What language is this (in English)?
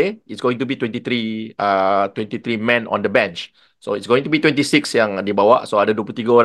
Malay